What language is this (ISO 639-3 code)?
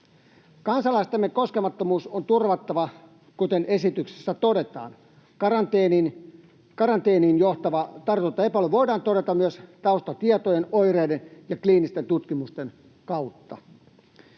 fin